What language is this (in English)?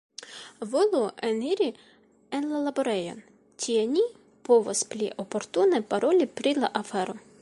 Esperanto